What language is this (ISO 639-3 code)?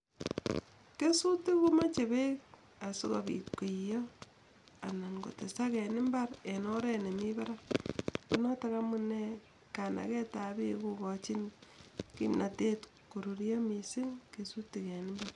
kln